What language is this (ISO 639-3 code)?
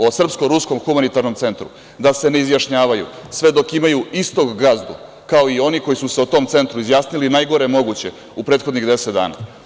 srp